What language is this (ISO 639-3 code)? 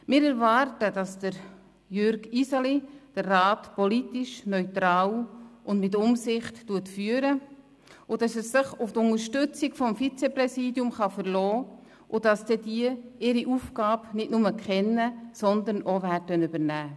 gsw